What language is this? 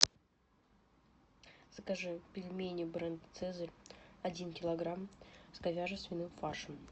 Russian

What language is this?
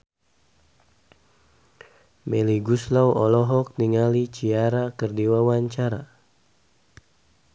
Sundanese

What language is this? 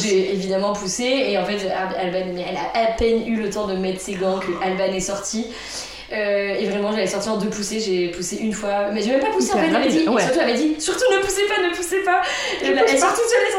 French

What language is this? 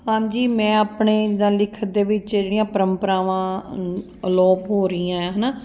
Punjabi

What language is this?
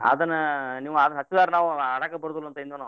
Kannada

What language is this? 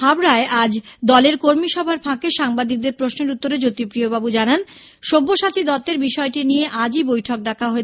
Bangla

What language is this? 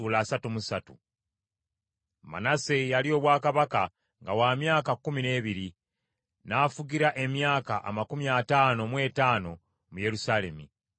Ganda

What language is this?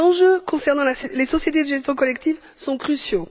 French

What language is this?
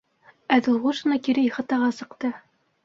Bashkir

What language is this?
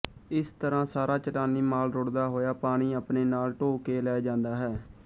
Punjabi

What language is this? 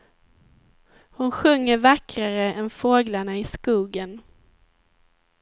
Swedish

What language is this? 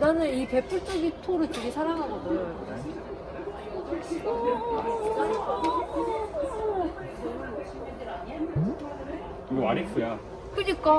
Korean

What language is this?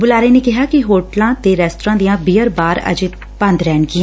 Punjabi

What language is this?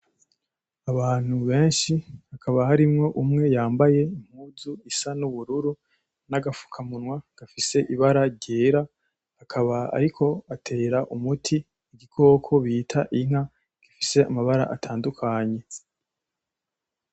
Rundi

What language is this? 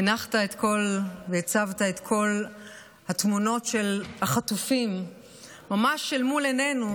Hebrew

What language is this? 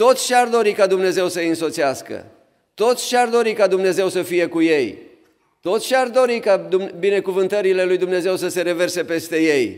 Romanian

